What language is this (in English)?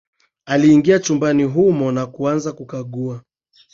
Swahili